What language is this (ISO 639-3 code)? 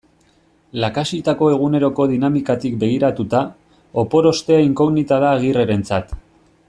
eus